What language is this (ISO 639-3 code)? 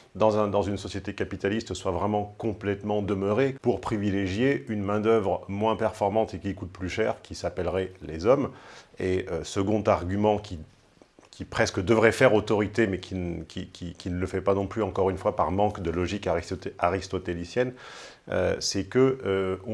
fra